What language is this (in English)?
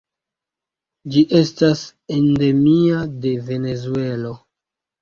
Esperanto